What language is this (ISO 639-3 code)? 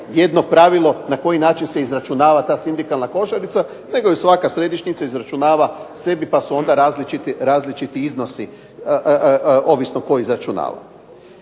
hrv